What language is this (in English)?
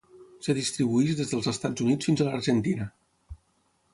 Catalan